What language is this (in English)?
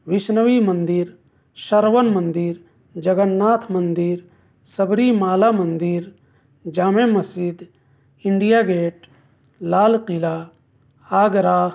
Urdu